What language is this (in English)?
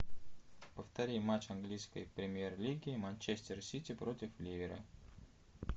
Russian